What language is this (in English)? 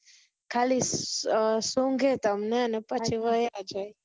Gujarati